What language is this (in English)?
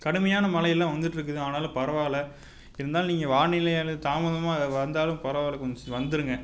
Tamil